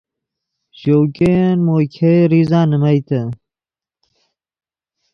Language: Yidgha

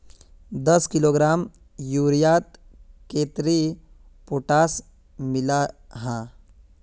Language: Magahi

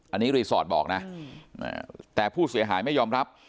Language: Thai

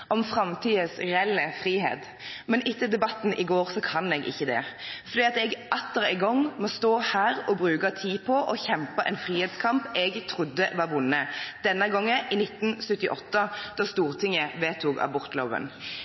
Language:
Norwegian Bokmål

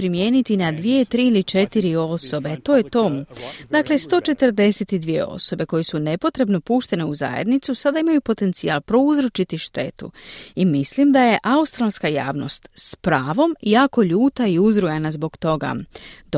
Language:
Croatian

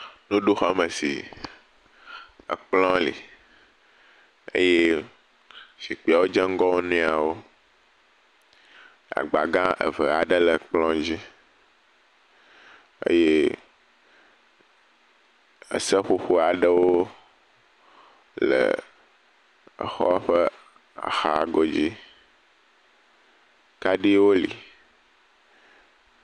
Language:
Ewe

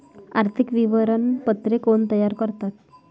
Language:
Marathi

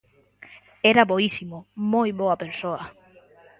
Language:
Galician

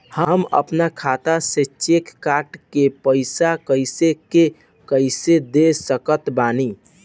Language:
Bhojpuri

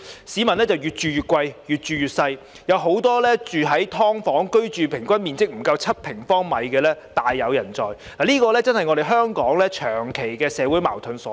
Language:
Cantonese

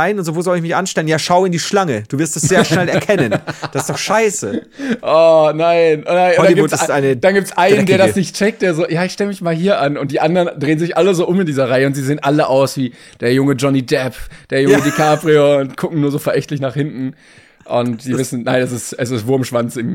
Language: German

